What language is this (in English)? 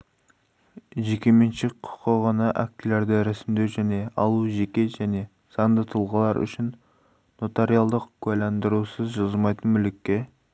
Kazakh